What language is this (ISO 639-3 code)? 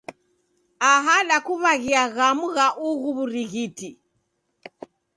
dav